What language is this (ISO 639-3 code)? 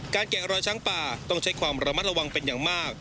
tha